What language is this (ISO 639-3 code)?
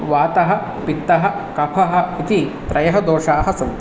san